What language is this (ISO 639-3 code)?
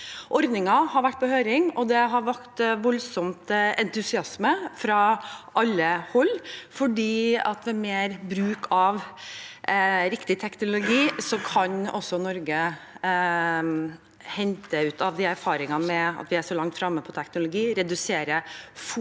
nor